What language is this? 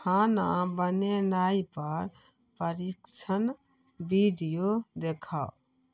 Maithili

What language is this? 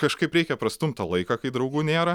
Lithuanian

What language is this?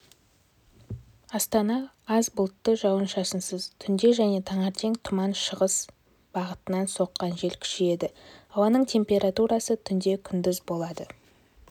Kazakh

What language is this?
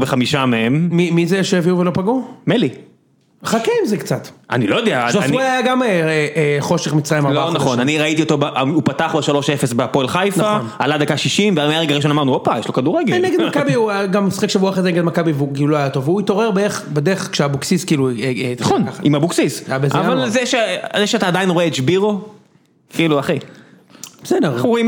Hebrew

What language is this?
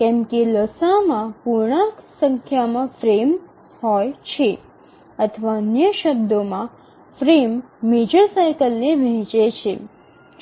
Gujarati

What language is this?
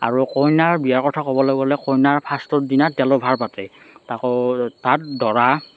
Assamese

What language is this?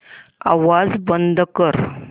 Marathi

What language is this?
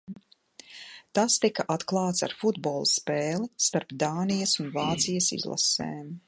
Latvian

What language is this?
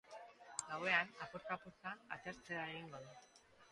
Basque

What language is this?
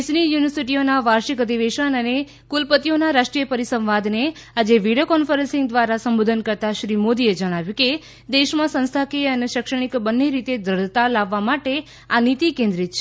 Gujarati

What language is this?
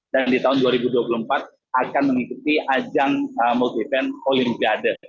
Indonesian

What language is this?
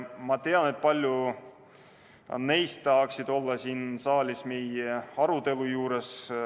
Estonian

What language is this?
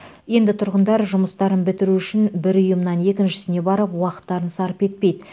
Kazakh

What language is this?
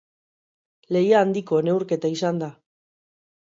Basque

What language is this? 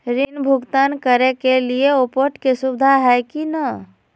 Magahi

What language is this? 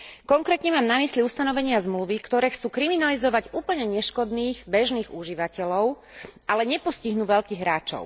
Slovak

